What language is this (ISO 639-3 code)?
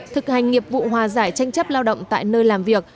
vie